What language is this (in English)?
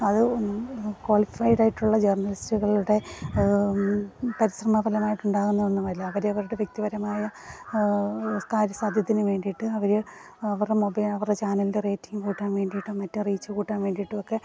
Malayalam